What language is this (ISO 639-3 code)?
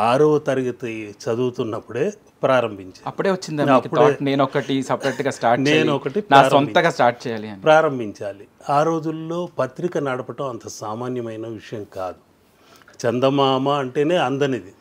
tel